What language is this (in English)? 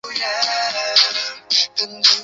Chinese